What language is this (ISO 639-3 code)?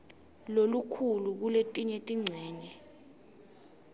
ssw